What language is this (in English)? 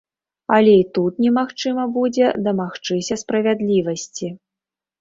Belarusian